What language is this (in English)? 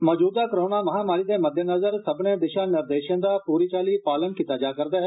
Dogri